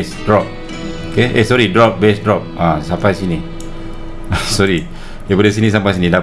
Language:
Malay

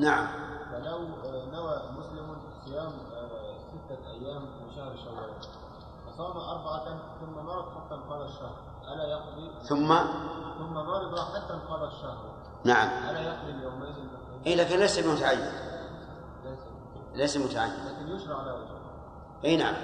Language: Arabic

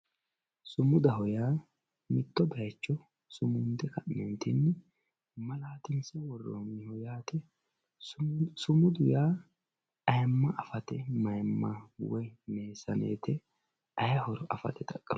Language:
Sidamo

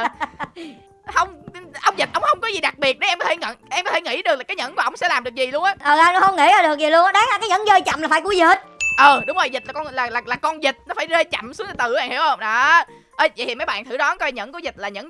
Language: Vietnamese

